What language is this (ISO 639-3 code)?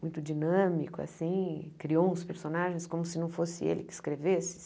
por